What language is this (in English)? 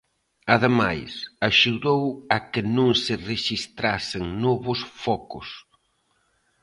Galician